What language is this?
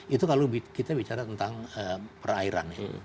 Indonesian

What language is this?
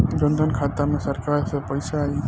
Bhojpuri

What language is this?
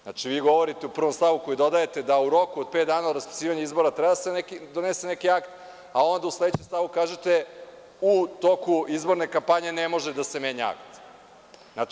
Serbian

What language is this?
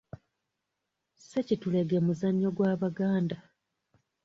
Ganda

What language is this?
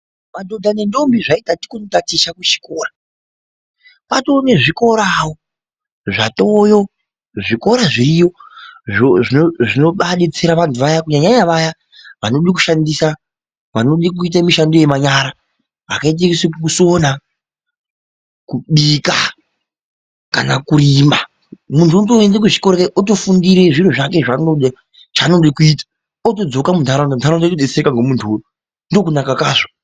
Ndau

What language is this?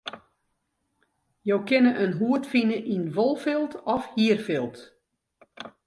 Western Frisian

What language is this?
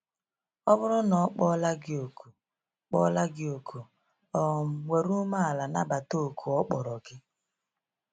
Igbo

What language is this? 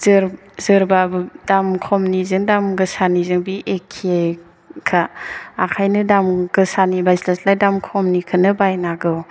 Bodo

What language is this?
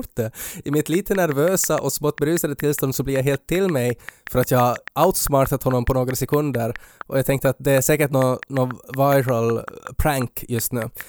Swedish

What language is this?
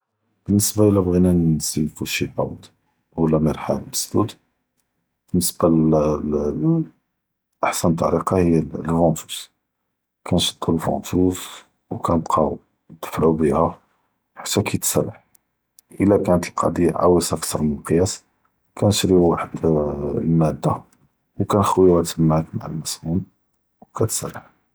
Judeo-Arabic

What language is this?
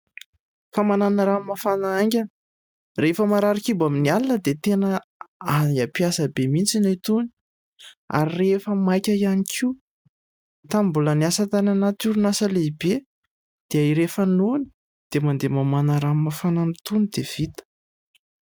Malagasy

